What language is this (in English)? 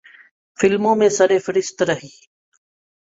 Urdu